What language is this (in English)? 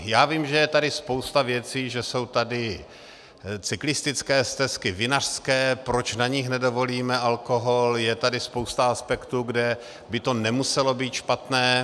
Czech